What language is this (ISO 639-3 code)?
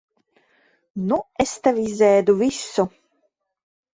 lav